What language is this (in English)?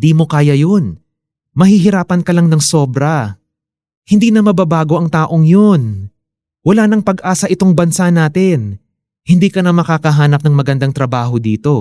Filipino